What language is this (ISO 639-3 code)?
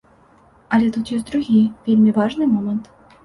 bel